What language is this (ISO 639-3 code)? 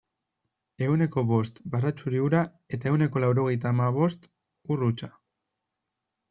eus